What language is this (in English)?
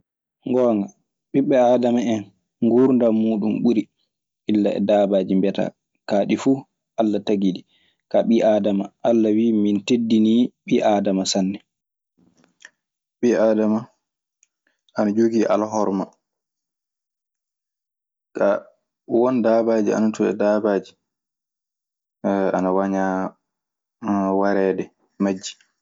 Maasina Fulfulde